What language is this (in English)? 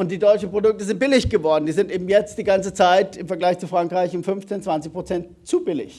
German